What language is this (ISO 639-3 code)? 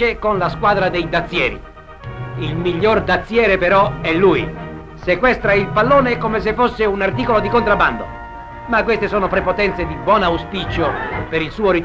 ita